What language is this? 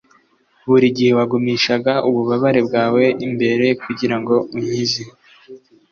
Kinyarwanda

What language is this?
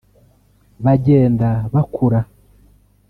Kinyarwanda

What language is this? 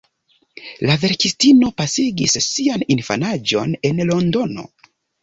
Esperanto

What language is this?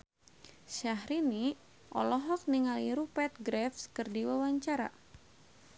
Sundanese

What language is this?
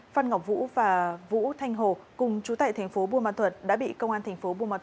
Vietnamese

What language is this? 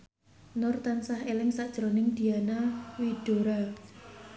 Javanese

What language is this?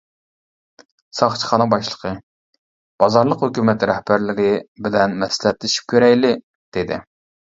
Uyghur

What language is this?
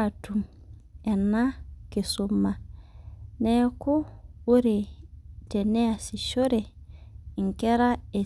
Masai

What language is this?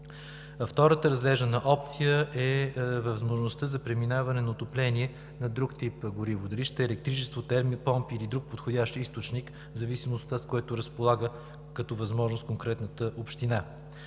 Bulgarian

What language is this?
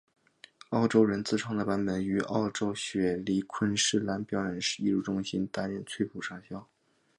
Chinese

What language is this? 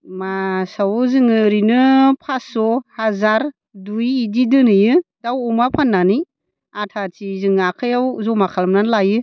Bodo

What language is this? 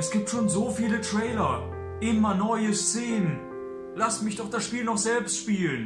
German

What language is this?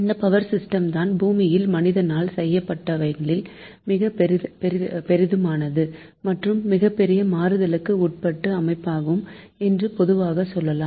Tamil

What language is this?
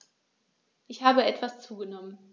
German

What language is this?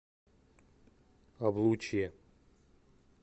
Russian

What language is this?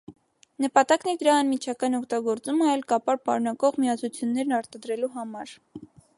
Armenian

